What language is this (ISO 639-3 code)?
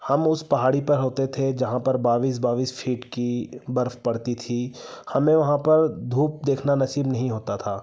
hin